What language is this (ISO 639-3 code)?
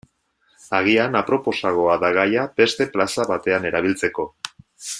eus